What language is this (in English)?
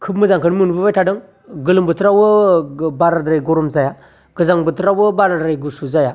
Bodo